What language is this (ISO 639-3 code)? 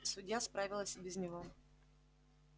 rus